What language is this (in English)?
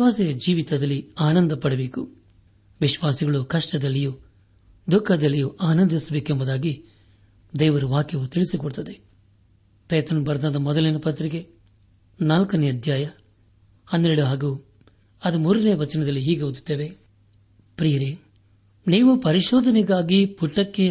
Kannada